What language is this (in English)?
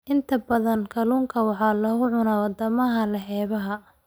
Somali